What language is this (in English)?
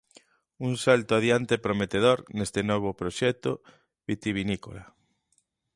Galician